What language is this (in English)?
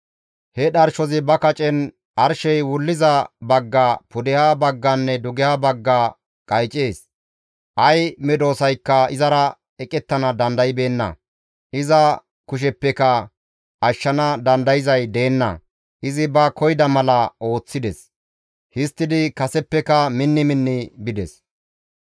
Gamo